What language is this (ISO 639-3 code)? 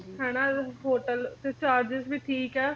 pan